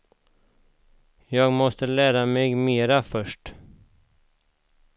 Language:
Swedish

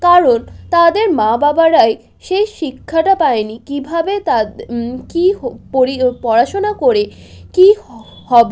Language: Bangla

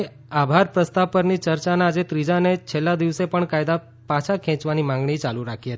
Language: Gujarati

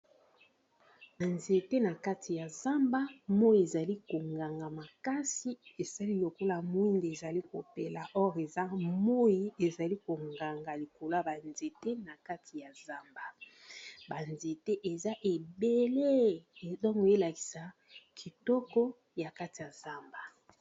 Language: Lingala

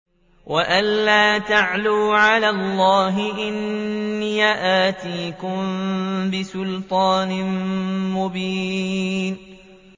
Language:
Arabic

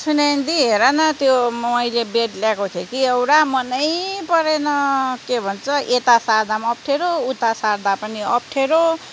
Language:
Nepali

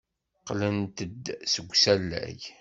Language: Kabyle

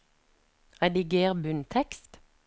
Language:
Norwegian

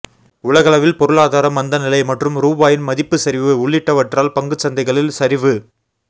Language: Tamil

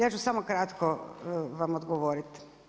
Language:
Croatian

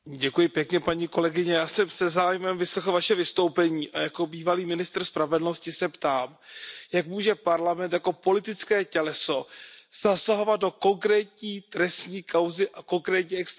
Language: Czech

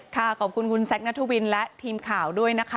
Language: Thai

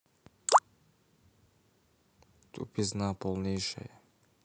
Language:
Russian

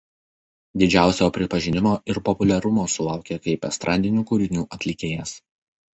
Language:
Lithuanian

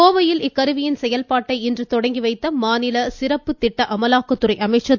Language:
Tamil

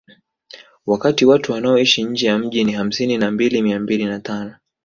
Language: Swahili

